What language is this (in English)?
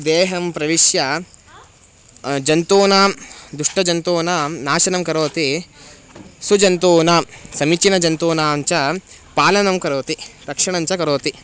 Sanskrit